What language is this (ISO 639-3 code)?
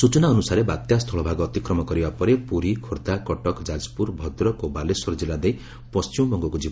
ori